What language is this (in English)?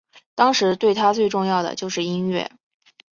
Chinese